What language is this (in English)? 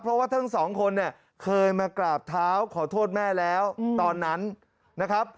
Thai